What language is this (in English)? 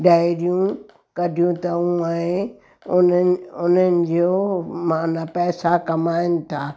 Sindhi